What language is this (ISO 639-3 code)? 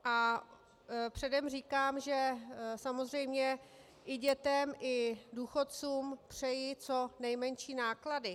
ces